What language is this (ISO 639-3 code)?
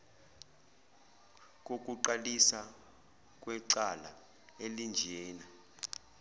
zul